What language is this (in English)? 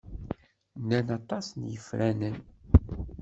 Kabyle